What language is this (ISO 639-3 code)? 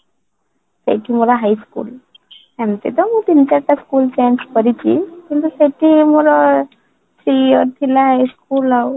ori